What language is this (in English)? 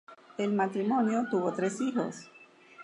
Spanish